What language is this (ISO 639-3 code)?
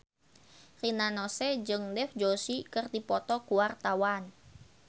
sun